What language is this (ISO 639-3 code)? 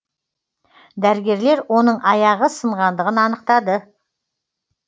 kaz